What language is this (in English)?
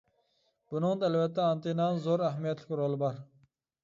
Uyghur